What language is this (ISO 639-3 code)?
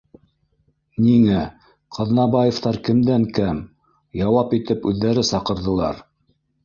bak